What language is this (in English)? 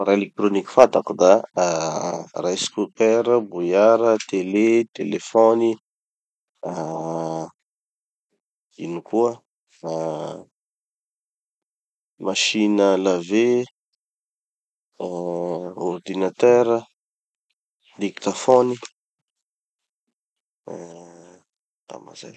Tanosy Malagasy